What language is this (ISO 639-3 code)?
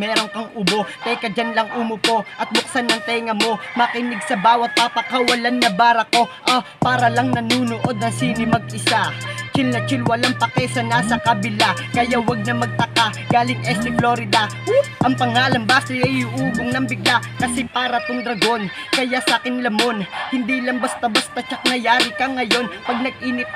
tha